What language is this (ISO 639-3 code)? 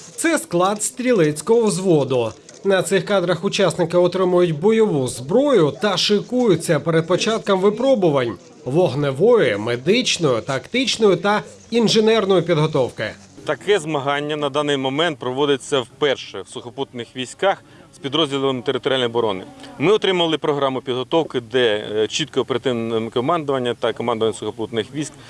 ukr